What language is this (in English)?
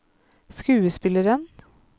Norwegian